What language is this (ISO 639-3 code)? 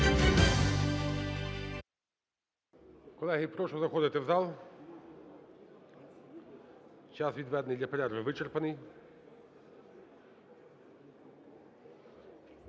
ukr